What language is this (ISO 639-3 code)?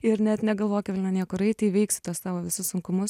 lit